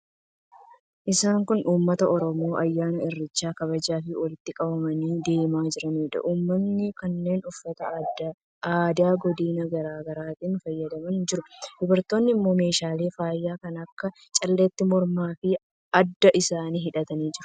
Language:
Oromo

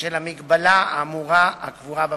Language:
Hebrew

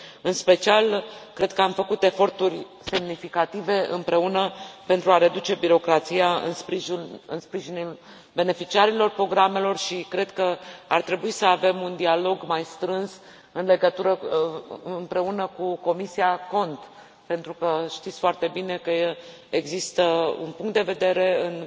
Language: Romanian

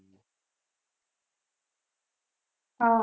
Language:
Gujarati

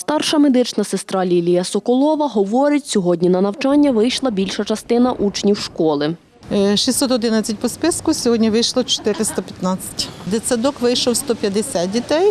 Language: Ukrainian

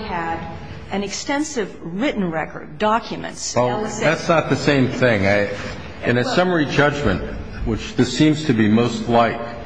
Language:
English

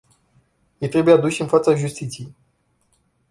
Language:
Romanian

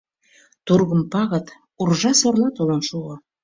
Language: Mari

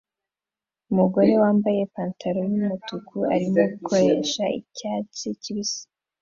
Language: Kinyarwanda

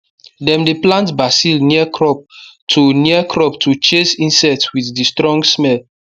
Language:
Nigerian Pidgin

